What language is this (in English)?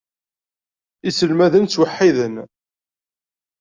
Kabyle